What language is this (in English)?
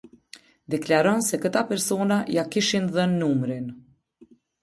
Albanian